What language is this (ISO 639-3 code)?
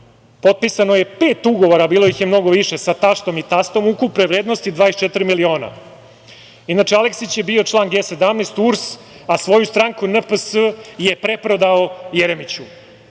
srp